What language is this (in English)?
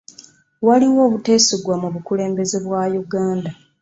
Ganda